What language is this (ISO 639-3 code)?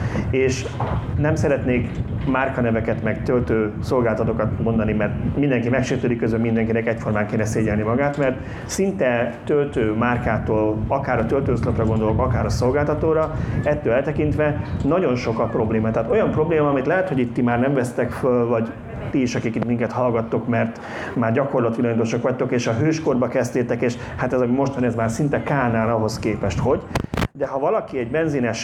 hun